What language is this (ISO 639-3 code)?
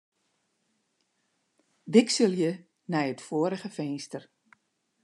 fry